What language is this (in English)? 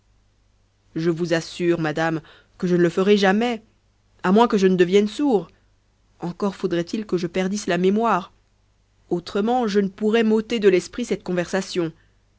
French